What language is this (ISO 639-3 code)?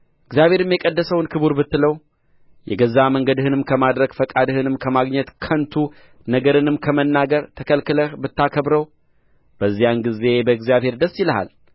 amh